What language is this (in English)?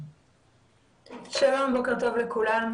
Hebrew